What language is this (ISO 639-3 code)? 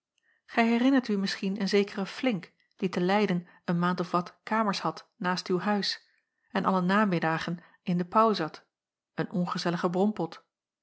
nld